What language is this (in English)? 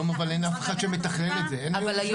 Hebrew